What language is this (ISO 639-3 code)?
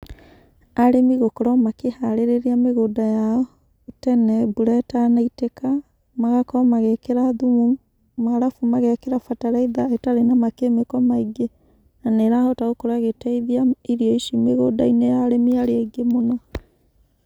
kik